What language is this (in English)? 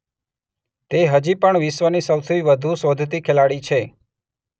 Gujarati